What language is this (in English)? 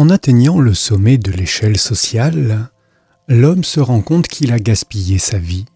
French